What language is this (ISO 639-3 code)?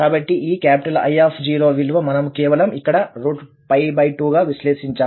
tel